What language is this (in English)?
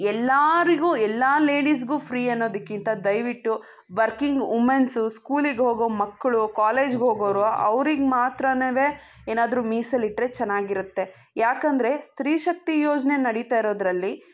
Kannada